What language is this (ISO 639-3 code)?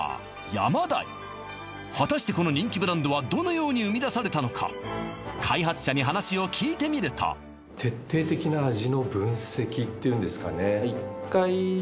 jpn